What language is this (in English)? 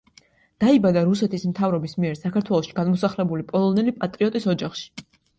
Georgian